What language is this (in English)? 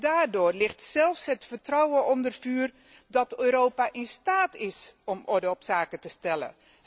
Dutch